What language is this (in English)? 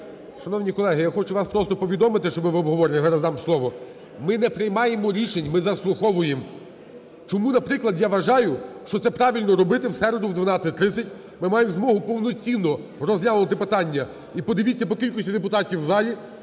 Ukrainian